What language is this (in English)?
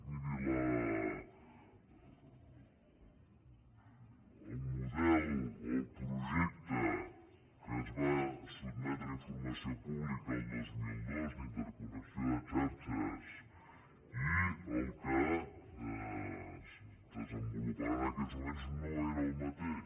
Catalan